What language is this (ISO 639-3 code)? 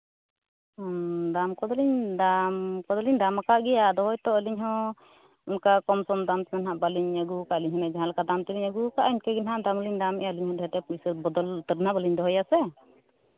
sat